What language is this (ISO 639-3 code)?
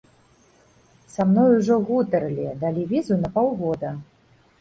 bel